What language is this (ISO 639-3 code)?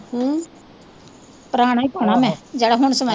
pan